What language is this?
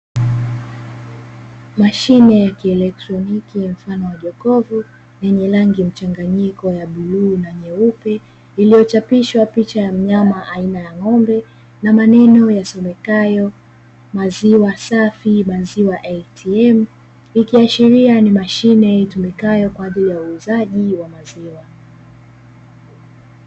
Swahili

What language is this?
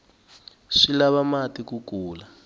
Tsonga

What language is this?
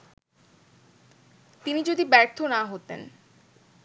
Bangla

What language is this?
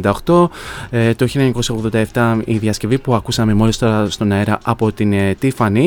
Greek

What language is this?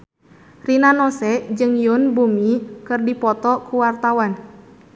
Sundanese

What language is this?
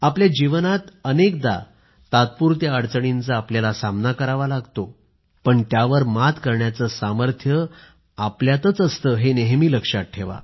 Marathi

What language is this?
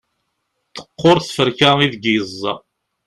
Kabyle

